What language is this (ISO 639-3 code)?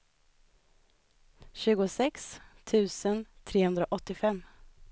swe